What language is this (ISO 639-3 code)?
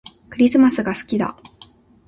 jpn